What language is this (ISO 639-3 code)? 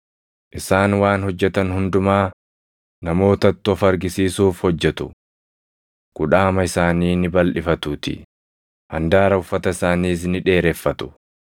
orm